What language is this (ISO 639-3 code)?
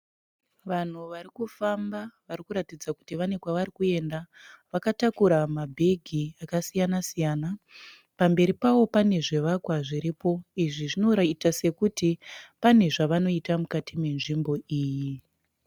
sna